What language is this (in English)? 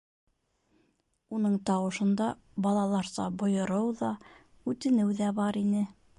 Bashkir